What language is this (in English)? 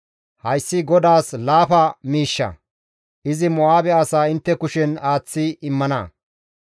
Gamo